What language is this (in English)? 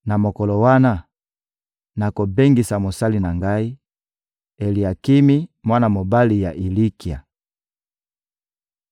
Lingala